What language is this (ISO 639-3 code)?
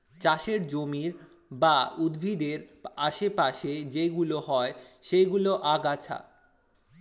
ben